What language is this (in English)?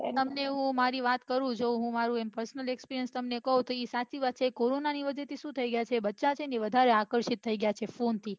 Gujarati